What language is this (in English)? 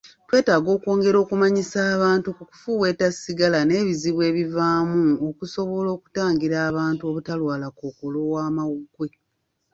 Ganda